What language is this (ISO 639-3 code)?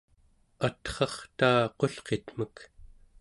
esu